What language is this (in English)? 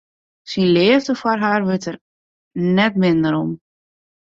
Western Frisian